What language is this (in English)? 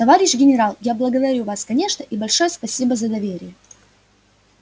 Russian